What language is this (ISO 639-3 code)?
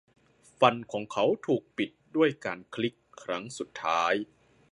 tha